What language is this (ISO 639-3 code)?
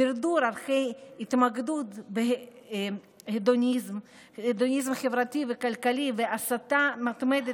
heb